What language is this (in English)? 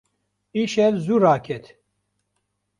Kurdish